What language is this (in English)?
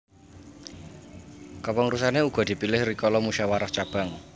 Javanese